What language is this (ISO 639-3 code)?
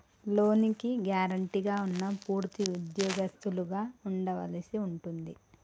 tel